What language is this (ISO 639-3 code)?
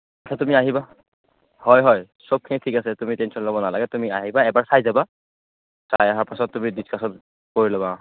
asm